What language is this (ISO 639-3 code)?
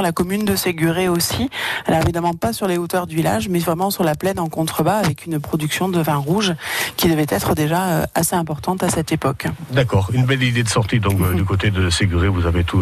fra